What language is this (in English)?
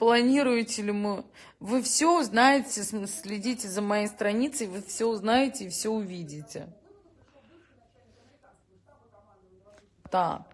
Russian